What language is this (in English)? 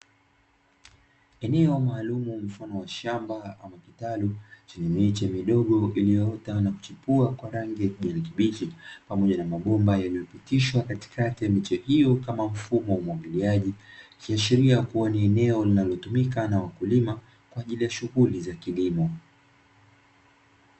Swahili